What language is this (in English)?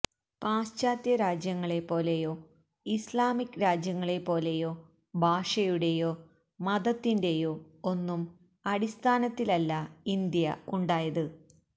Malayalam